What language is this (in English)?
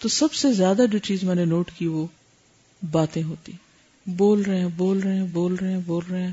Urdu